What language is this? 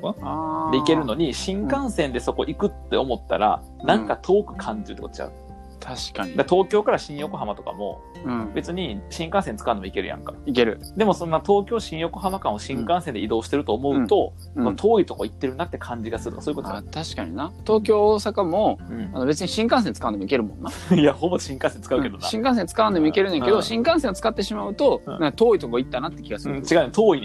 Japanese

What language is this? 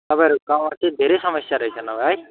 Nepali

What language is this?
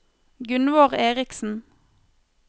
Norwegian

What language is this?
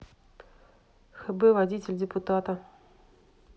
Russian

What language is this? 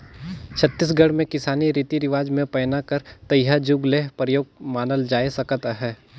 Chhattisgarhi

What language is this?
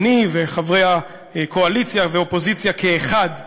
Hebrew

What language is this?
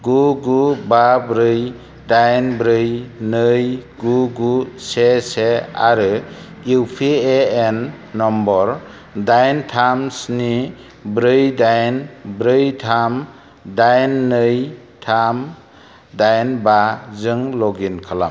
Bodo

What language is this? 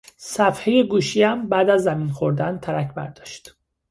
Persian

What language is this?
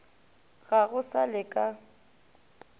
Northern Sotho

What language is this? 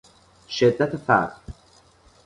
Persian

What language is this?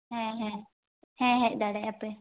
Santali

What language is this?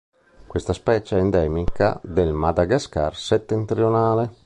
Italian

